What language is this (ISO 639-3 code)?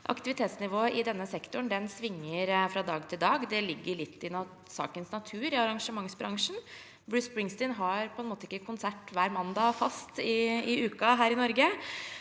nor